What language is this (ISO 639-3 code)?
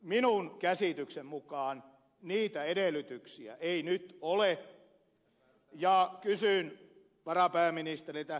fin